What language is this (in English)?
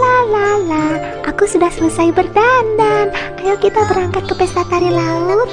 Indonesian